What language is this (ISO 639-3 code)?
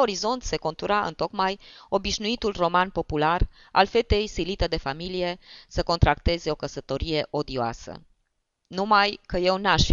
ron